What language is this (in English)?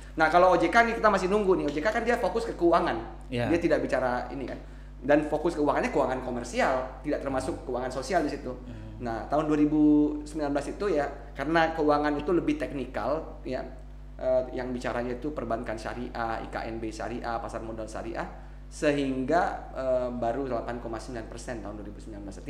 Indonesian